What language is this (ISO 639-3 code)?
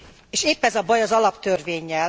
hun